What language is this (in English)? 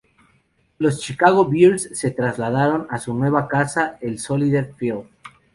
Spanish